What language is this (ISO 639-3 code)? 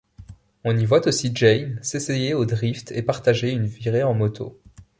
fra